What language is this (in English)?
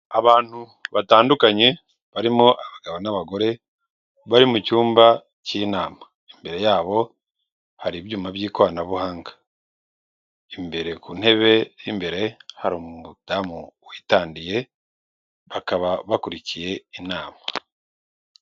Kinyarwanda